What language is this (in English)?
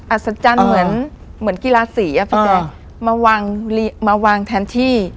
Thai